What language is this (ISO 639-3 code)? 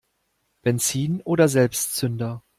deu